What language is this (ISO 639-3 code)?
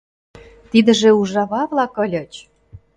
chm